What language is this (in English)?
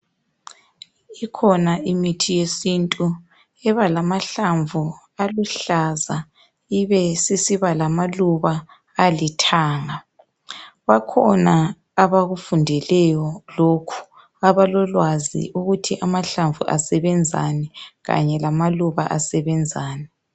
North Ndebele